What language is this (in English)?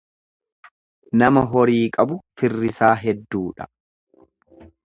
Oromo